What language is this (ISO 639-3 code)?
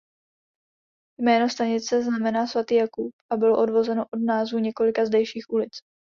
ces